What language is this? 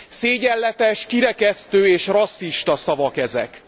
Hungarian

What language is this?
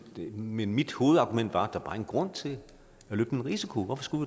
Danish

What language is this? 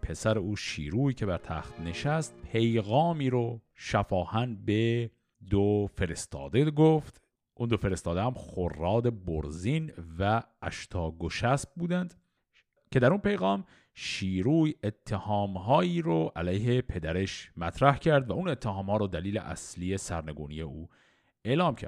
Persian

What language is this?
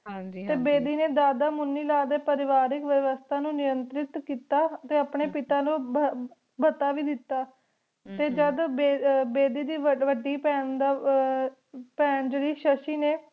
Punjabi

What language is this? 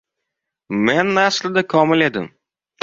Uzbek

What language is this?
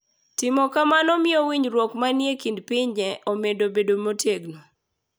Luo (Kenya and Tanzania)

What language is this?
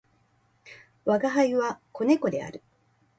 Japanese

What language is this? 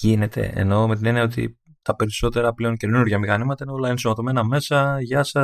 Greek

